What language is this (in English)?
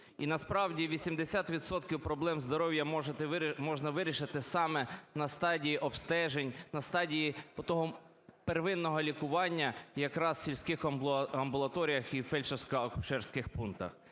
Ukrainian